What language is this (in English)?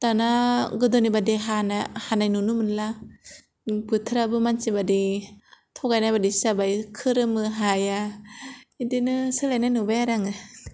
Bodo